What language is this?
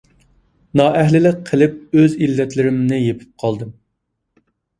Uyghur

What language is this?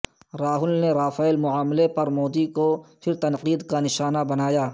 Urdu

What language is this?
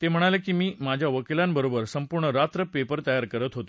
Marathi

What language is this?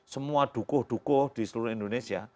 Indonesian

